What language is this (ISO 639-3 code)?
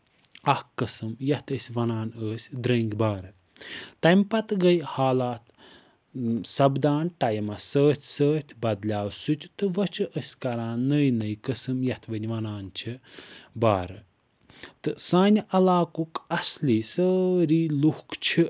kas